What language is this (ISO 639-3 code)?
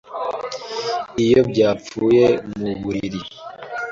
kin